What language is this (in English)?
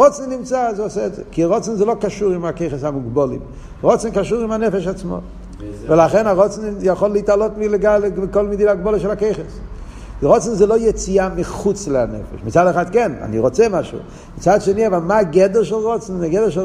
Hebrew